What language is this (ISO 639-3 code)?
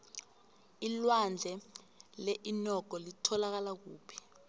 nbl